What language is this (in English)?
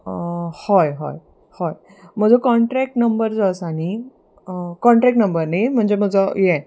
Konkani